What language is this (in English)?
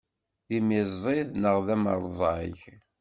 Kabyle